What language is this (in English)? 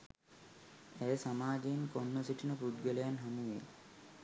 Sinhala